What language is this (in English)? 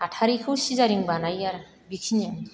Bodo